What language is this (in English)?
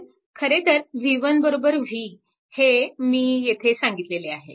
Marathi